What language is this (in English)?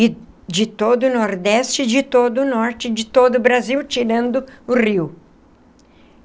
Portuguese